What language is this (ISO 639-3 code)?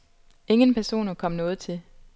dan